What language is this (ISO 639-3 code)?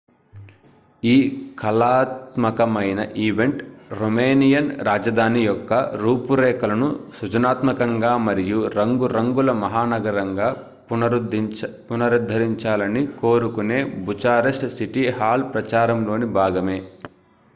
tel